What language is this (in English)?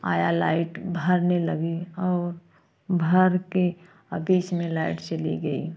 Hindi